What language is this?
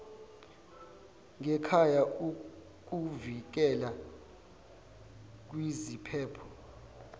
Zulu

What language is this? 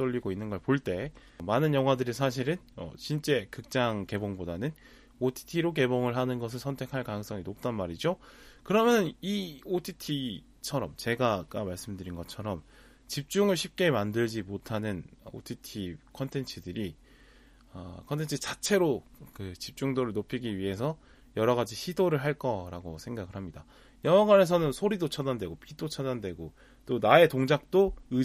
Korean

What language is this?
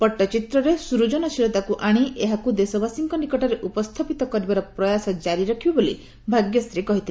Odia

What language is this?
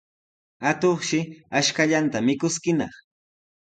Sihuas Ancash Quechua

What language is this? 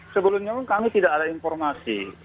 Indonesian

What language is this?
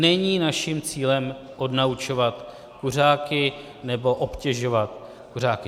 Czech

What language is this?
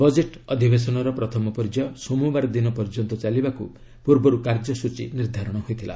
Odia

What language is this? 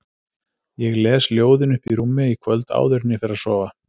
Icelandic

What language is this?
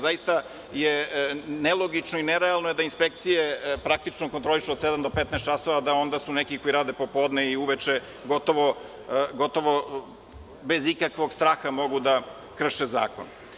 Serbian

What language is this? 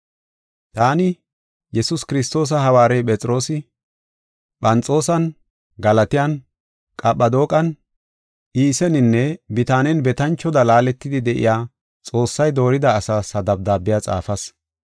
Gofa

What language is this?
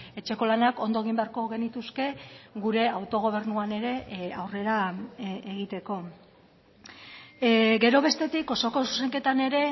Basque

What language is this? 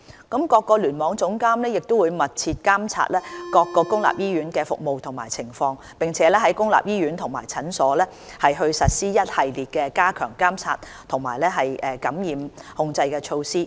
Cantonese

